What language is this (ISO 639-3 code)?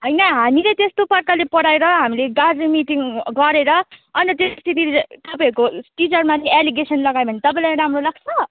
nep